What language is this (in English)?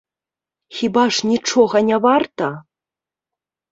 Belarusian